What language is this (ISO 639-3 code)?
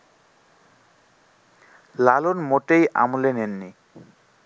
ben